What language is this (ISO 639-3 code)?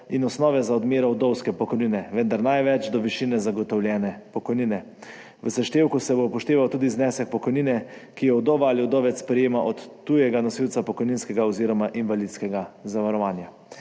slv